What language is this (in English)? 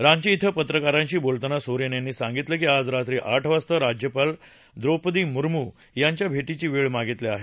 Marathi